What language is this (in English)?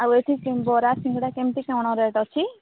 Odia